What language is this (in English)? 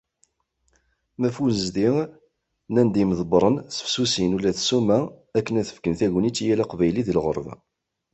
Kabyle